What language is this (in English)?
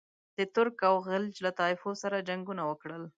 Pashto